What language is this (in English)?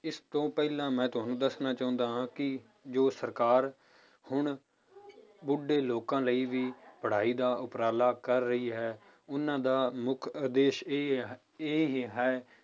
Punjabi